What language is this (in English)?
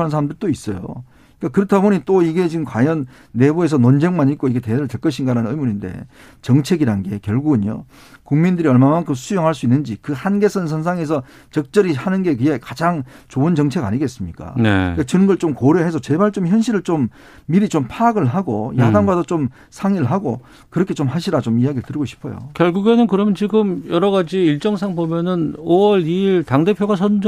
Korean